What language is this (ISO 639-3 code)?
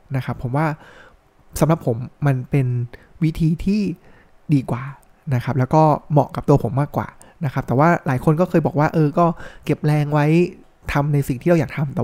tha